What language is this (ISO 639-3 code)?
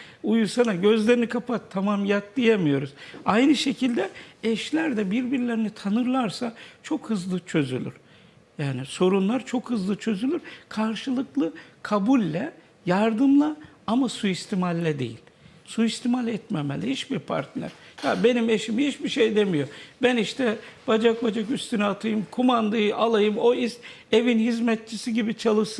tur